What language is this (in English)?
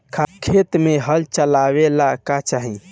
Bhojpuri